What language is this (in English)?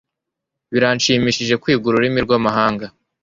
Kinyarwanda